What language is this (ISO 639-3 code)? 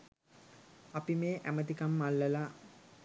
sin